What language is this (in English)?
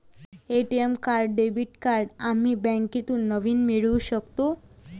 Marathi